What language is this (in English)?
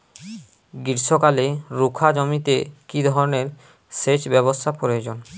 Bangla